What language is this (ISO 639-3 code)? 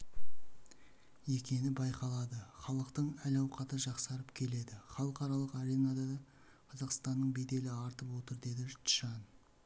kaz